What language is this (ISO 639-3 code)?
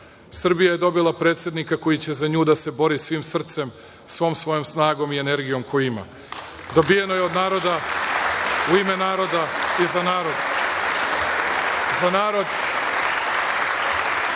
srp